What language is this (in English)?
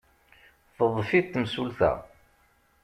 Kabyle